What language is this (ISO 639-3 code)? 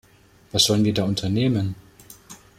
deu